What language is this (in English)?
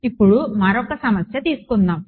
Telugu